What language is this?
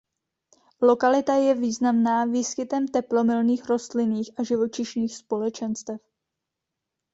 Czech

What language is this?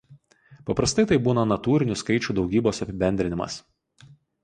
Lithuanian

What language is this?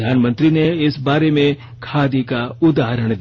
Hindi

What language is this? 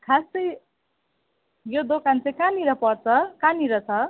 Nepali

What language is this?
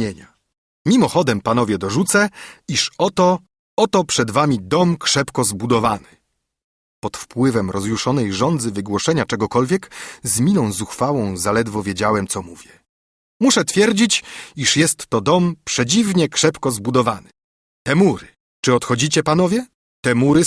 Polish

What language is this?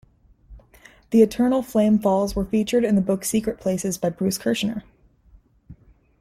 English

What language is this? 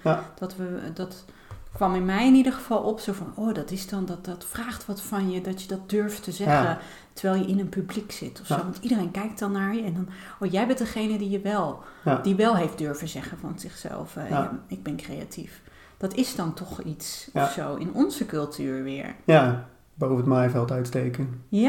Dutch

